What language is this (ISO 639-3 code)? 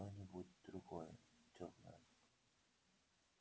rus